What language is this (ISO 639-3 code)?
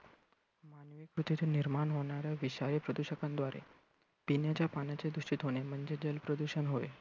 mar